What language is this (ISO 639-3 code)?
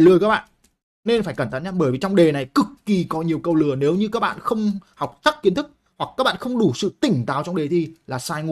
vie